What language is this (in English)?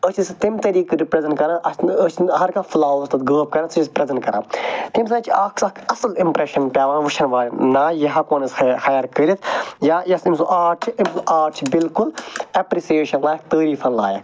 Kashmiri